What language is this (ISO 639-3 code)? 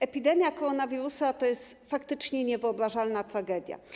pol